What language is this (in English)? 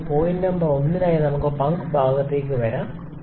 Malayalam